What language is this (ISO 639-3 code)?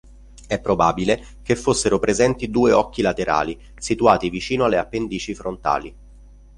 ita